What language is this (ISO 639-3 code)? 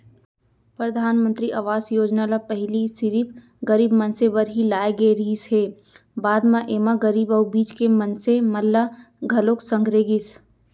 hne